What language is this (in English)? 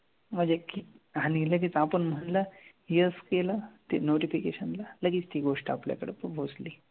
Marathi